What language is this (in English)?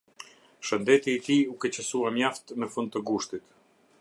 Albanian